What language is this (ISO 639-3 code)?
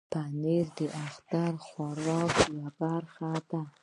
pus